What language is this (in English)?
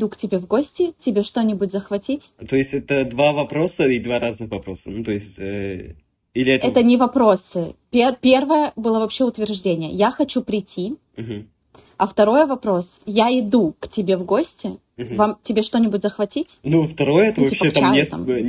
Russian